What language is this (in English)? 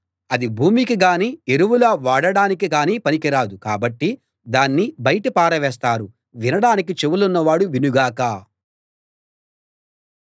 Telugu